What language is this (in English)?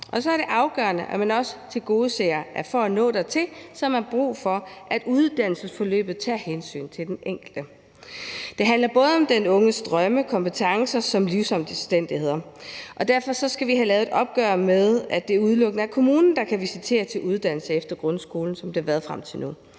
Danish